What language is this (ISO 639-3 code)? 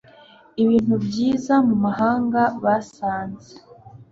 kin